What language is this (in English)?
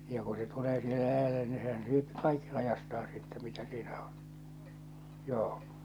Finnish